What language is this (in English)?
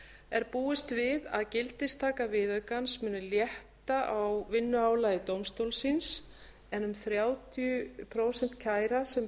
Icelandic